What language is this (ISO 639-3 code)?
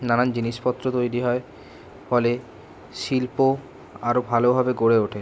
ben